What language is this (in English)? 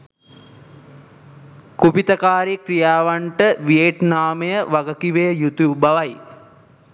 Sinhala